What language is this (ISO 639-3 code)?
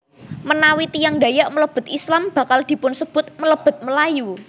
jav